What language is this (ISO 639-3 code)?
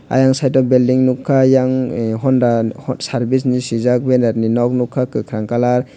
trp